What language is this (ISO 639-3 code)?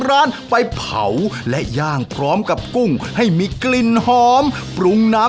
tha